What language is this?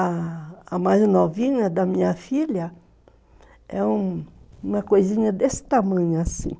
Portuguese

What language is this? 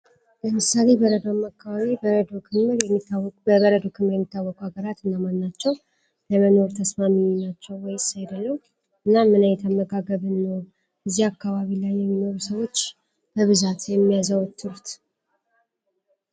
Amharic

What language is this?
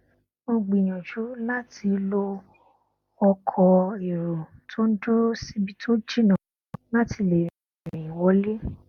Yoruba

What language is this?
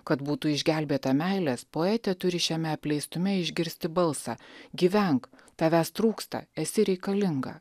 Lithuanian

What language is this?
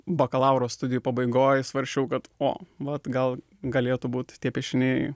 Lithuanian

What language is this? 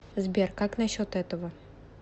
Russian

